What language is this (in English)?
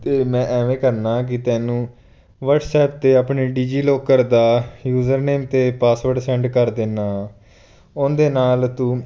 Punjabi